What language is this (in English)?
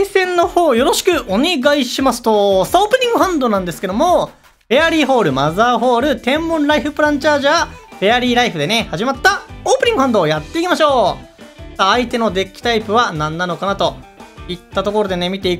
Japanese